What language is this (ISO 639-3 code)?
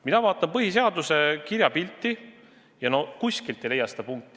est